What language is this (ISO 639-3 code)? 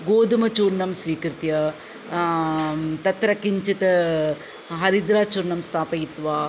san